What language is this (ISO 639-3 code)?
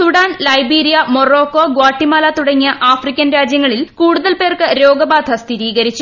mal